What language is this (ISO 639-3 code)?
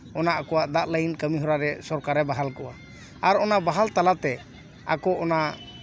sat